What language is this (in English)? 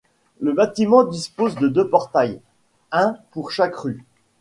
French